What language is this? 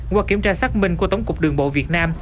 Vietnamese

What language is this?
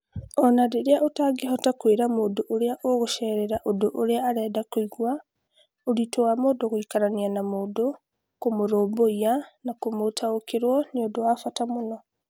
Kikuyu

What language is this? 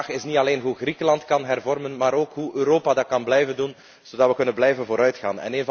Dutch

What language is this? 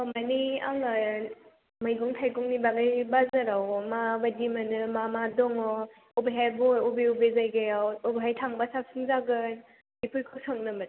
Bodo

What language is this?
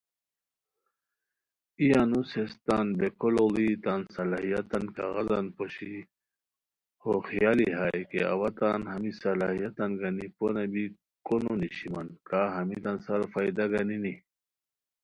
Khowar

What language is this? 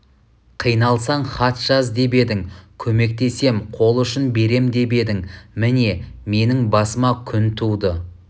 Kazakh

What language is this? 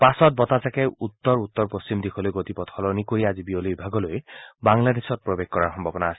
Assamese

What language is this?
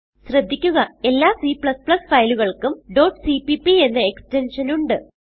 Malayalam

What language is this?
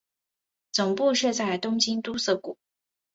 Chinese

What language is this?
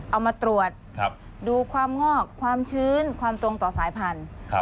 Thai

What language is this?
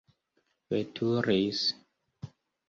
Esperanto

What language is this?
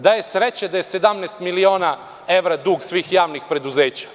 Serbian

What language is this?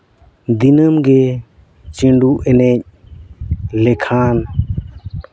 Santali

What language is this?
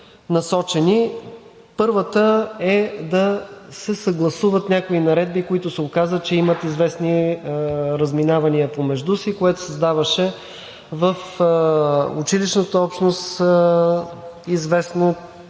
Bulgarian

